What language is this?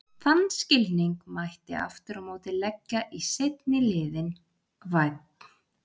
Icelandic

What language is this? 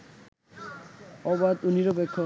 Bangla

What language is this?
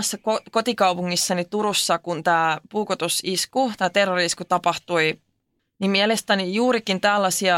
Finnish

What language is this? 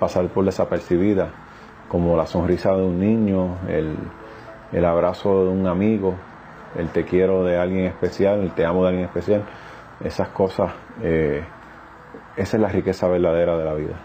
Spanish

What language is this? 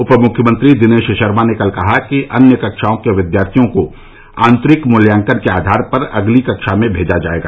Hindi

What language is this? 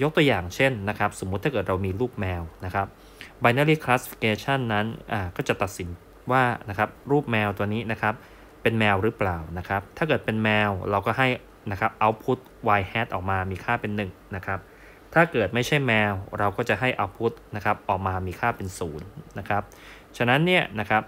Thai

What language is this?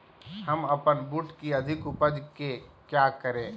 Magahi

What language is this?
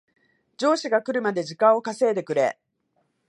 Japanese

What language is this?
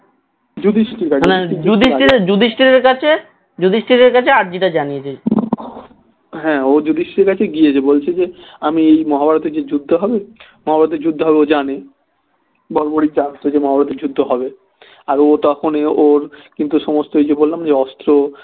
Bangla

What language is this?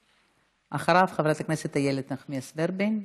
Hebrew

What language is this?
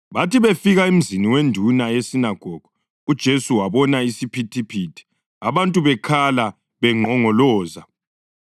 North Ndebele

